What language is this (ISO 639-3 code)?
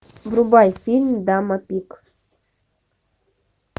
rus